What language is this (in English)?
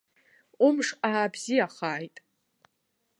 Abkhazian